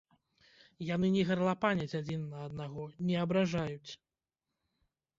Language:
Belarusian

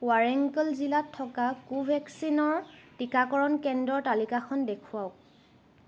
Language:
Assamese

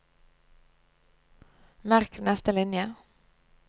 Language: Norwegian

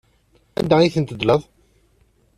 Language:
Kabyle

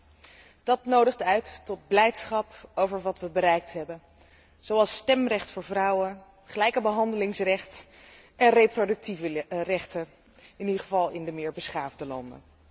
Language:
Dutch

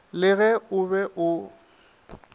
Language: Northern Sotho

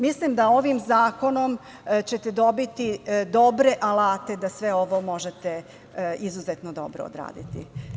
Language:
Serbian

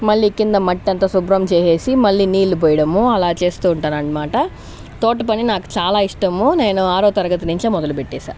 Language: Telugu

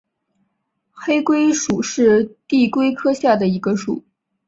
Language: Chinese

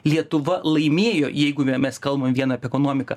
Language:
Lithuanian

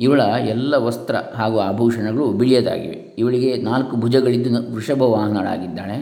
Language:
Kannada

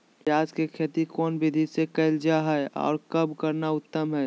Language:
Magahi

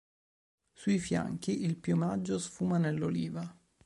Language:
Italian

